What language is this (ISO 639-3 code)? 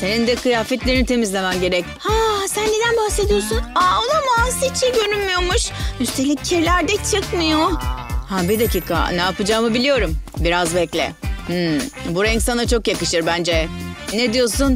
tur